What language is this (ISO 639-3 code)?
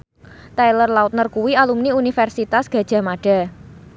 jav